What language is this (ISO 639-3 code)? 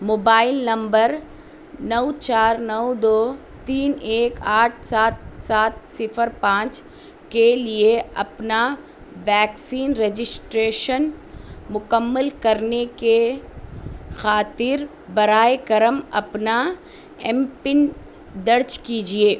urd